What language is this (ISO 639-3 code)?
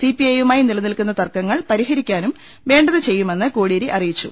mal